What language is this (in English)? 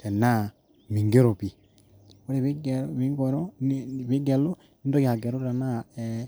Masai